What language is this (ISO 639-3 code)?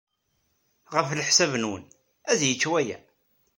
kab